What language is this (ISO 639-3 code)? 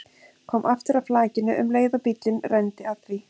isl